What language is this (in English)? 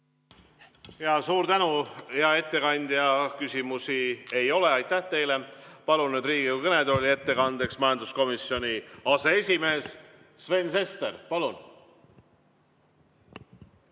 Estonian